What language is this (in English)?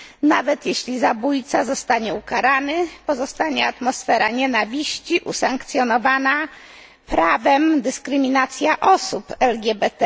Polish